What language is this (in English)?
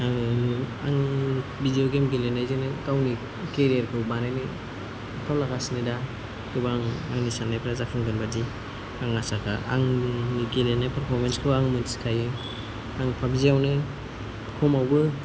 Bodo